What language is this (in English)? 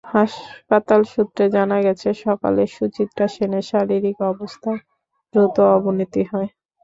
Bangla